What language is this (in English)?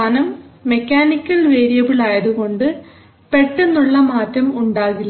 Malayalam